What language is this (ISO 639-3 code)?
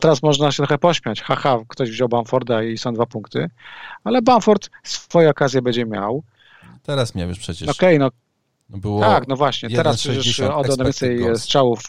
pol